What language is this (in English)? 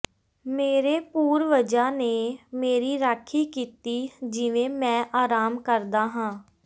Punjabi